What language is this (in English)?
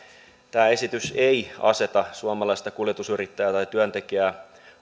Finnish